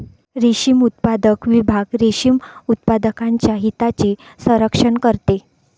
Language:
Marathi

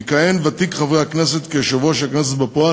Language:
Hebrew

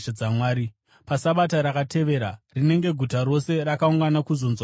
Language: Shona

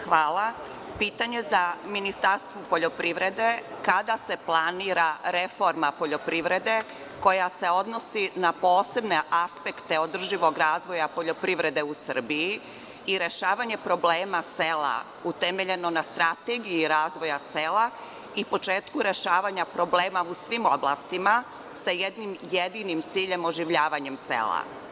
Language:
Serbian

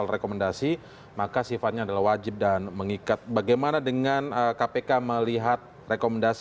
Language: Indonesian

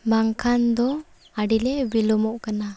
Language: Santali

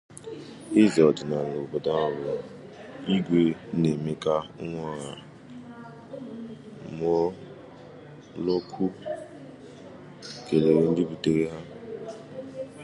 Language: Igbo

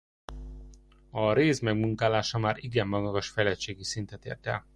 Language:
Hungarian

